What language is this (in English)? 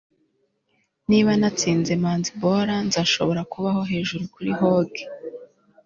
Kinyarwanda